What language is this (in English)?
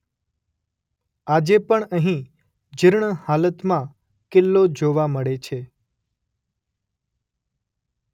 Gujarati